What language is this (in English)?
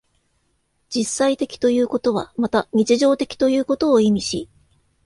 Japanese